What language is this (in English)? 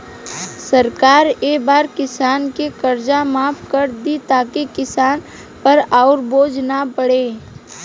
Bhojpuri